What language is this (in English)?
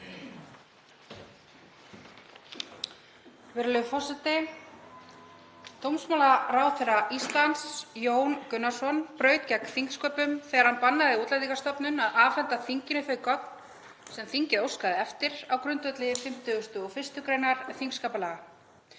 Icelandic